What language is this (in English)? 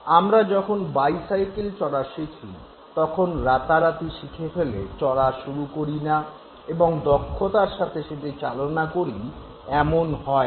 Bangla